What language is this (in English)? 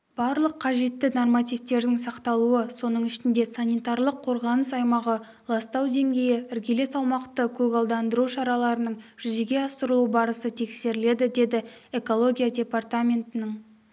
Kazakh